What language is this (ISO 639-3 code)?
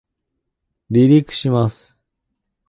jpn